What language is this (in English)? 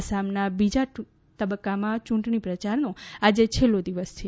Gujarati